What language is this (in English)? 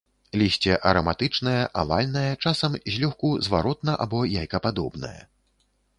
Belarusian